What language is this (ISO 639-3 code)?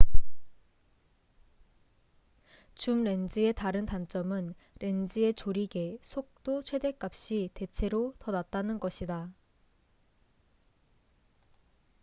kor